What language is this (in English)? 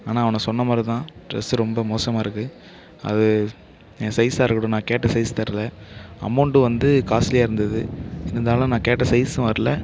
Tamil